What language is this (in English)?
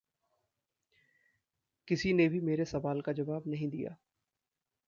Hindi